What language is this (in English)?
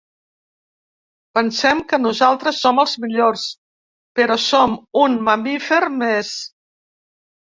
Catalan